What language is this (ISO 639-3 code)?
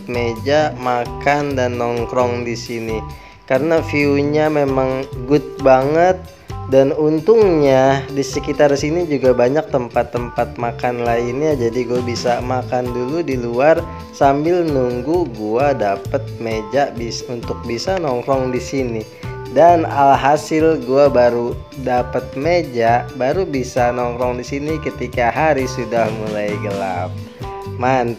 ind